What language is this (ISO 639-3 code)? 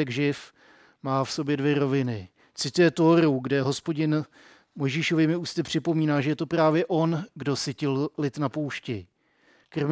ces